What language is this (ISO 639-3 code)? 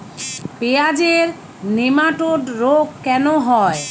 ben